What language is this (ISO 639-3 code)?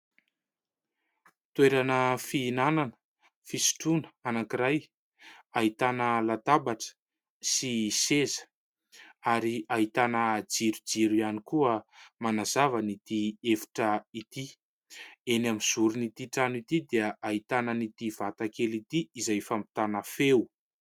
mlg